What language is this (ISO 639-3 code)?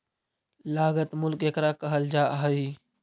mag